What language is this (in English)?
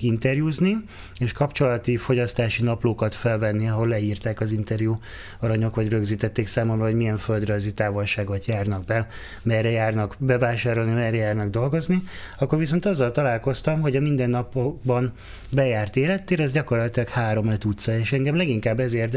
Hungarian